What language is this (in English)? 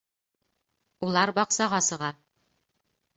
Bashkir